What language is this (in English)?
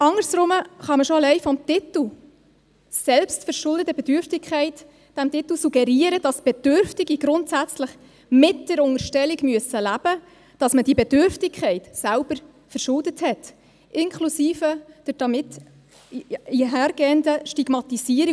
Swiss German